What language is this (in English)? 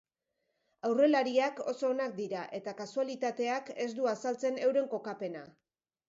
Basque